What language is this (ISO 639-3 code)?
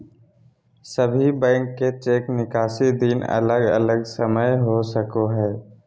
mag